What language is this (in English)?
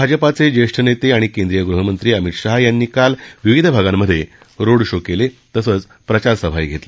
Marathi